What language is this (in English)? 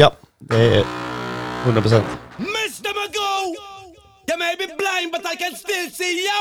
Swedish